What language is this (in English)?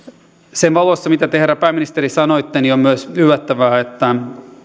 Finnish